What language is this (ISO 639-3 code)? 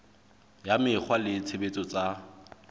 sot